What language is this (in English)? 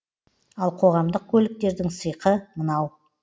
Kazakh